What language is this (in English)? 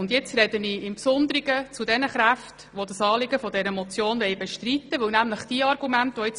Swiss German